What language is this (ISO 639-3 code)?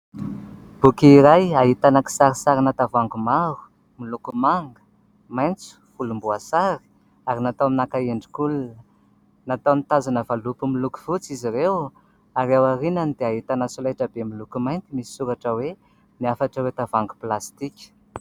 mlg